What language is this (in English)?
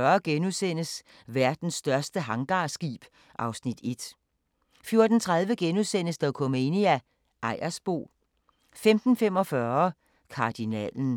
Danish